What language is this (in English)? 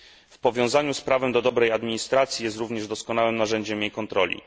Polish